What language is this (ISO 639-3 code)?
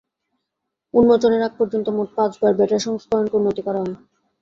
ben